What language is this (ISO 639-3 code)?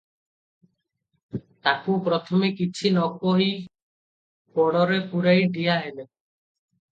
ori